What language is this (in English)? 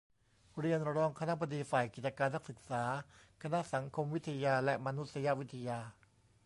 Thai